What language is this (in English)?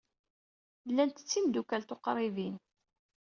Kabyle